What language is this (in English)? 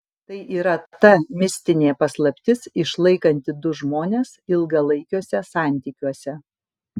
Lithuanian